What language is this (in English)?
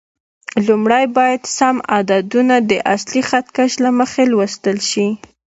Pashto